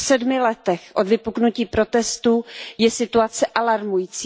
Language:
Czech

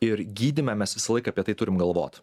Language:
Lithuanian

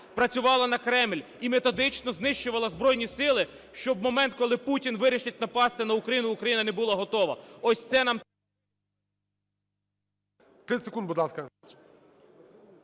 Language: Ukrainian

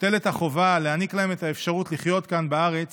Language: Hebrew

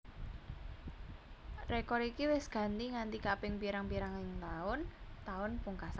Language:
Javanese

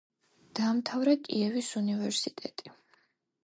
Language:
Georgian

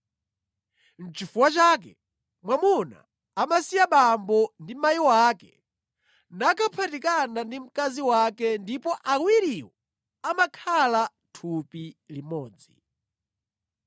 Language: Nyanja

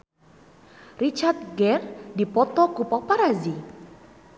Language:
Sundanese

